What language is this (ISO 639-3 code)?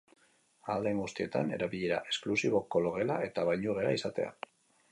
eus